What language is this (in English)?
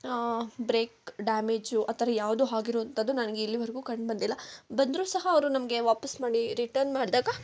Kannada